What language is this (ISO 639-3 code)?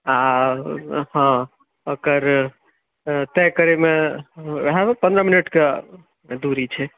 mai